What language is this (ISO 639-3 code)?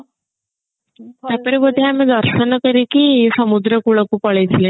ori